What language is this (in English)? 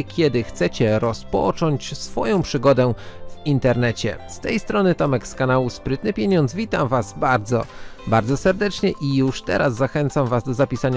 Polish